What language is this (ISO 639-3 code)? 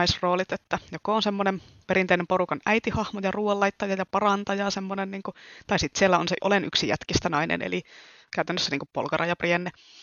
fin